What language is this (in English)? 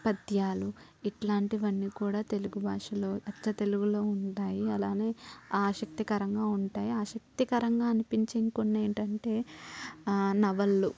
Telugu